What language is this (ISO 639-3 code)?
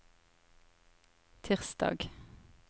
nor